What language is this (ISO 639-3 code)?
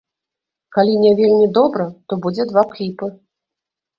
bel